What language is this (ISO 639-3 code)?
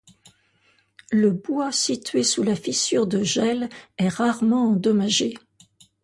fra